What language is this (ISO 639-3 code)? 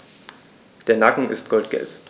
deu